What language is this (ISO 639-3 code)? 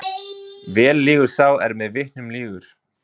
isl